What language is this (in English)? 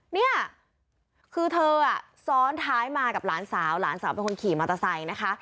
Thai